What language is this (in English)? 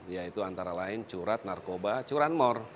Indonesian